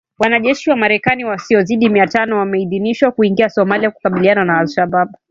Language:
Swahili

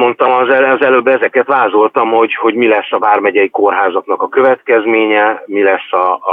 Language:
Hungarian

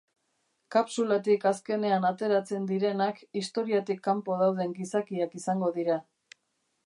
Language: Basque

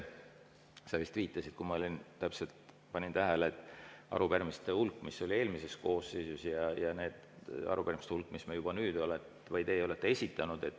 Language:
Estonian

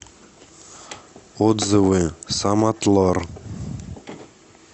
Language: Russian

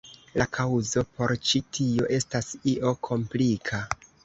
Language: Esperanto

